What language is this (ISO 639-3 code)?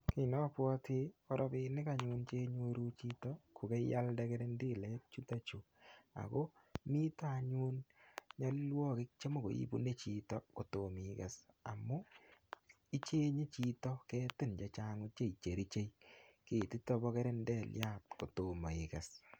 kln